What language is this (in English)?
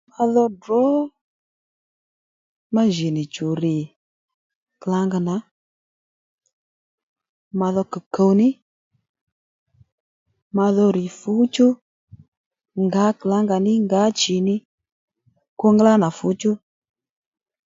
Lendu